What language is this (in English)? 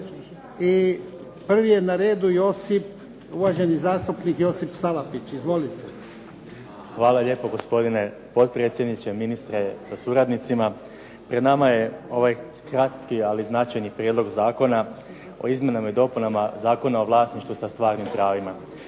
Croatian